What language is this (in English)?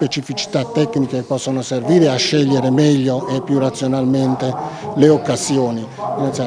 Italian